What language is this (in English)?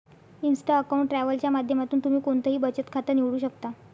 Marathi